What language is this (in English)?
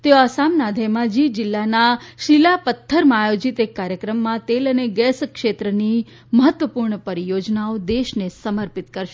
Gujarati